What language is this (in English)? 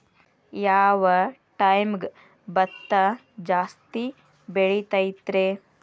Kannada